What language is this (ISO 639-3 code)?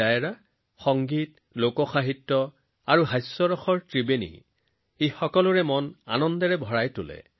asm